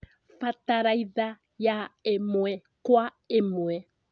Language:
Kikuyu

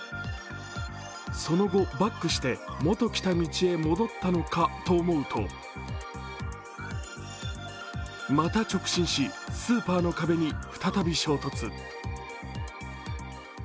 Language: Japanese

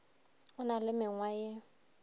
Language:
Northern Sotho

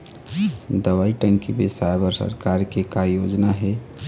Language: Chhattisgarhi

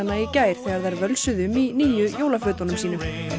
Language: Icelandic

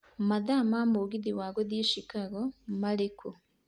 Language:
Kikuyu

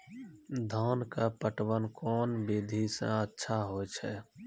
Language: Maithili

